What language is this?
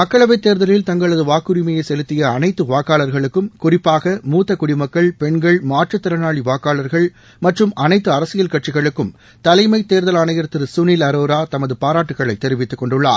Tamil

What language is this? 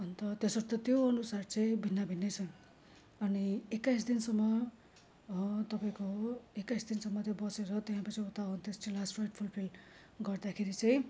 Nepali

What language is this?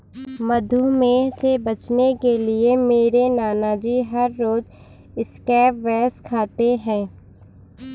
Hindi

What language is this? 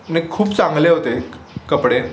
Marathi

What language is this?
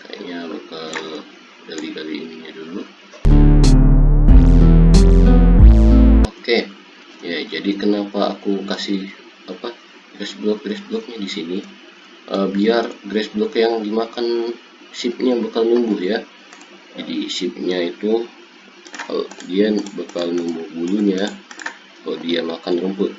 Indonesian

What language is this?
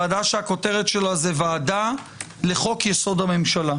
Hebrew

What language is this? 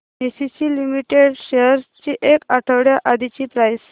Marathi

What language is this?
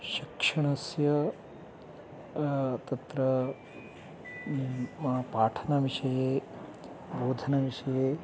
Sanskrit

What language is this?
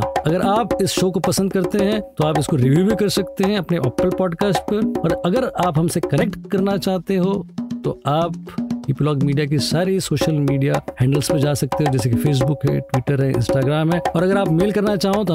Hindi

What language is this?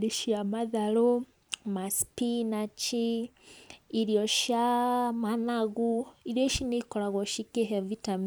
Kikuyu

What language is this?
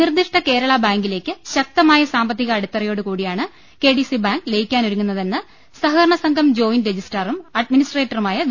Malayalam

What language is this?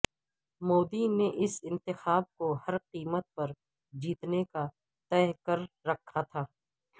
Urdu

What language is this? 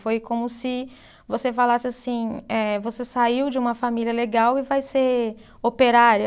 Portuguese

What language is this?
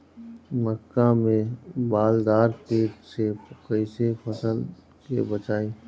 Bhojpuri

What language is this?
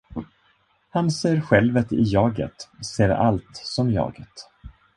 Swedish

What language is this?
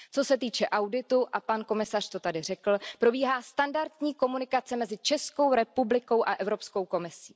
Czech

